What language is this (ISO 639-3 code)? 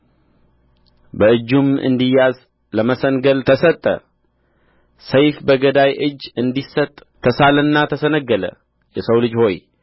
amh